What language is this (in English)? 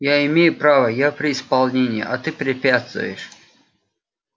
Russian